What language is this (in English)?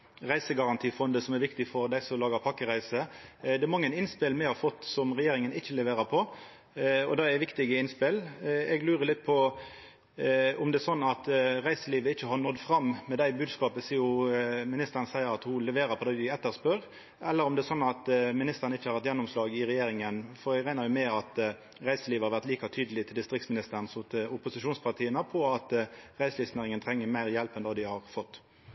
Norwegian Nynorsk